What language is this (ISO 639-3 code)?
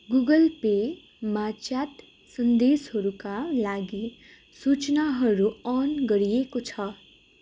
nep